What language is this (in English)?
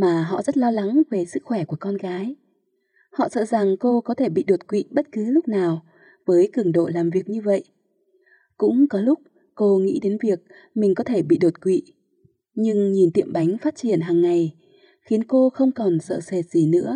Vietnamese